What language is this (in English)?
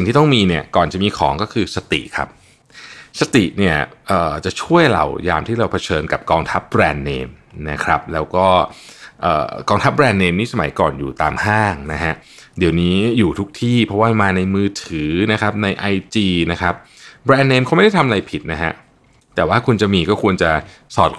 Thai